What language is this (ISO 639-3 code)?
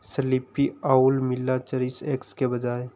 hin